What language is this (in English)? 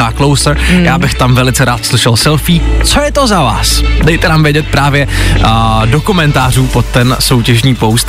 Czech